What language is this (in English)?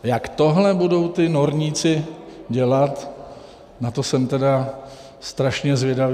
Czech